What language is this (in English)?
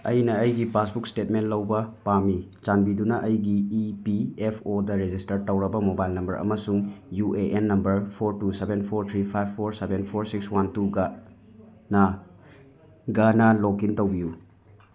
Manipuri